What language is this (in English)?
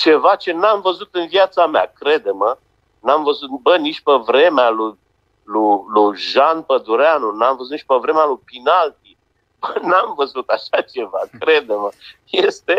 Romanian